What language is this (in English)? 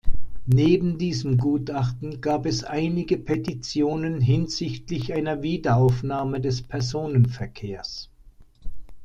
German